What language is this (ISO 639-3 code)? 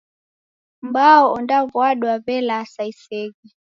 dav